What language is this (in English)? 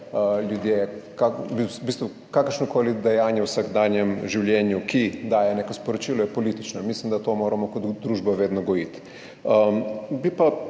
Slovenian